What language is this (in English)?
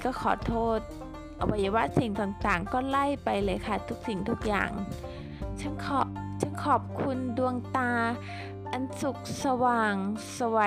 Thai